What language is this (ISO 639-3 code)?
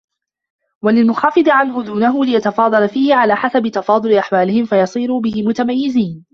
ara